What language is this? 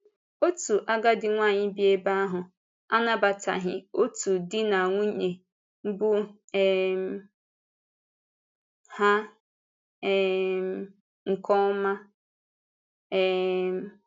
Igbo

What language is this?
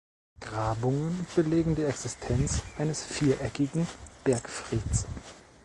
German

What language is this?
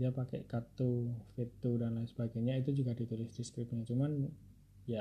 Indonesian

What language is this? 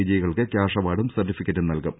Malayalam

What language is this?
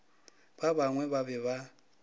Northern Sotho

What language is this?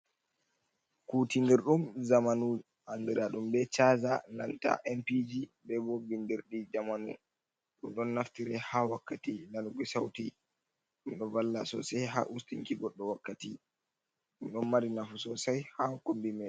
Fula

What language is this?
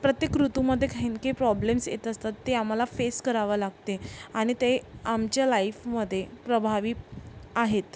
Marathi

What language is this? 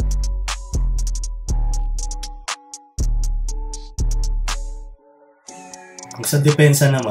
Filipino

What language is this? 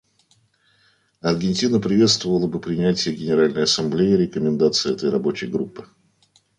Russian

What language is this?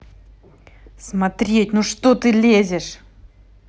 Russian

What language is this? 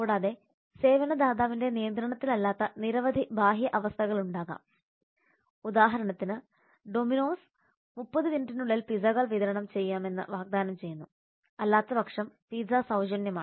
Malayalam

